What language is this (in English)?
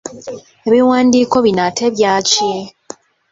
Ganda